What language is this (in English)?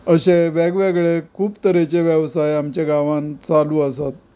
Konkani